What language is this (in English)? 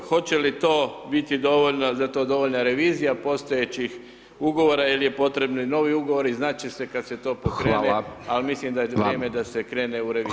Croatian